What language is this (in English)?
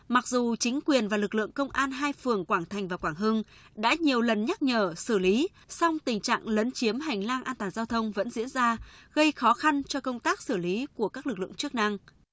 Vietnamese